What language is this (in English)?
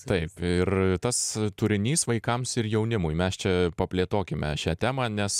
Lithuanian